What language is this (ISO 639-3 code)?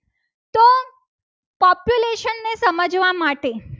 guj